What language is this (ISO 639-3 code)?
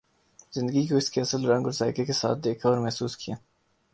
urd